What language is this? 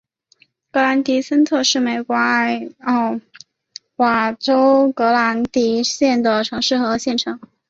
Chinese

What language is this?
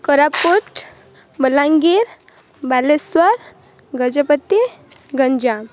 Odia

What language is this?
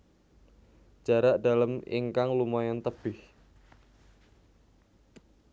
Javanese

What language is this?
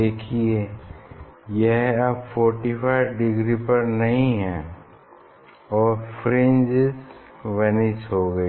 Hindi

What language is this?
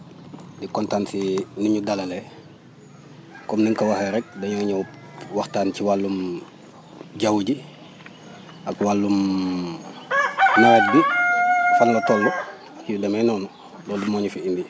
Wolof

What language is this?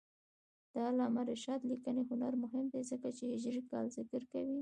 Pashto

